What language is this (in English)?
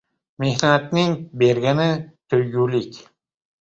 Uzbek